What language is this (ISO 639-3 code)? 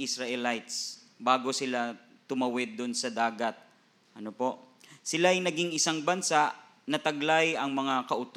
fil